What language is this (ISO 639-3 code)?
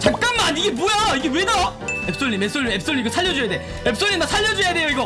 kor